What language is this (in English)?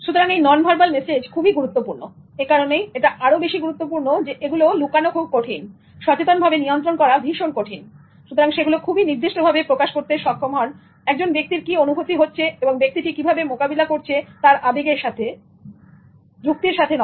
Bangla